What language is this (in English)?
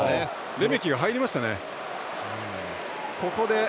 Japanese